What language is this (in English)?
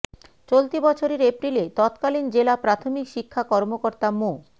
Bangla